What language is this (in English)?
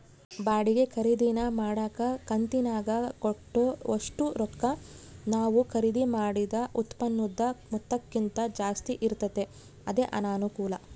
Kannada